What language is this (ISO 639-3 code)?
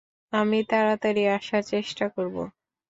ben